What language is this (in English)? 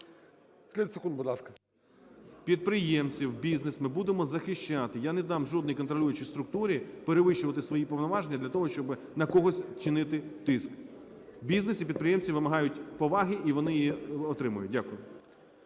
Ukrainian